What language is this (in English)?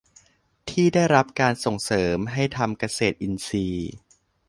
Thai